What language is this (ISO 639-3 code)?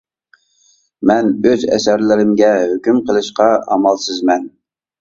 uig